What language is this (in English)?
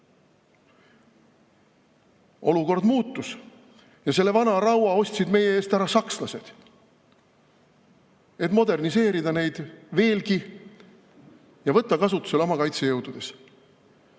Estonian